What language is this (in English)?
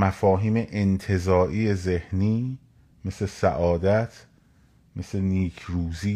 Persian